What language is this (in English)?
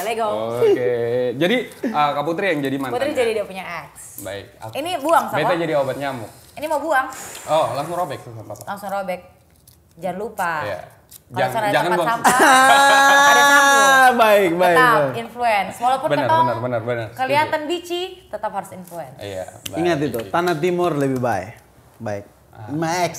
Indonesian